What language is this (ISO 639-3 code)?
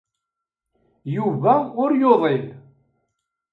kab